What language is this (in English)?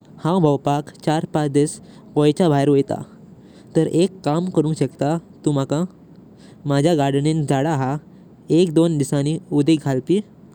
Konkani